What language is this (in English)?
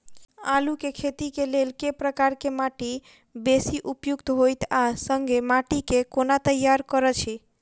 Maithili